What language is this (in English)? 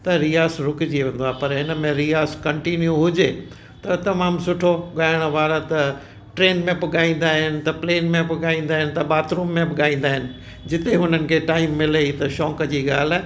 Sindhi